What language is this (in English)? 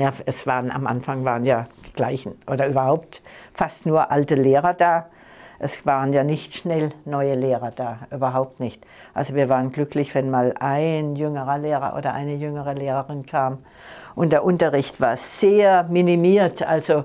German